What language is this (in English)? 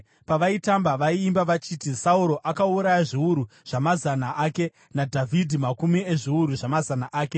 Shona